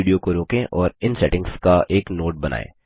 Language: Hindi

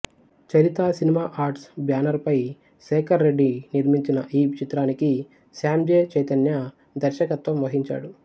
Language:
Telugu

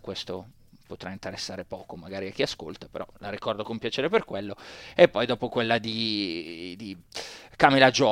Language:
Italian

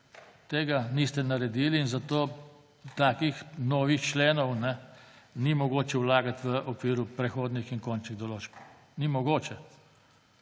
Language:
Slovenian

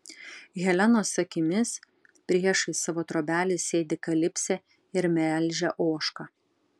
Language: Lithuanian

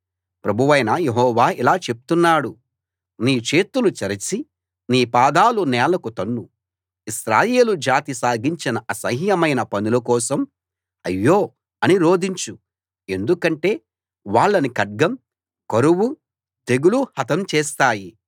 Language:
Telugu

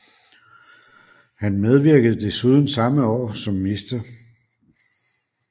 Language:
Danish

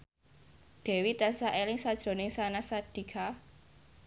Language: Javanese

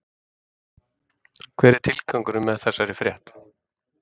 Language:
Icelandic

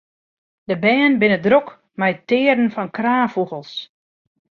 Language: Western Frisian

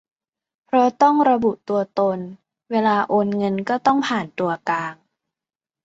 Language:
Thai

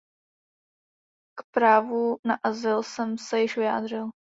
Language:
Czech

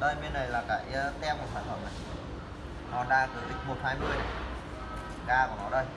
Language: Vietnamese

